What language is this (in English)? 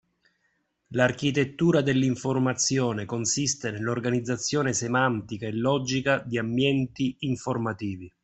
Italian